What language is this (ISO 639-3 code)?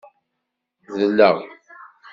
kab